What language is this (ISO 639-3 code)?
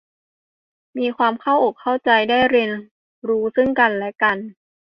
tha